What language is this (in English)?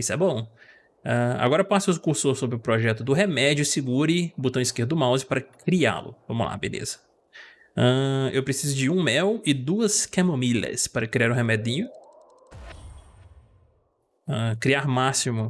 Portuguese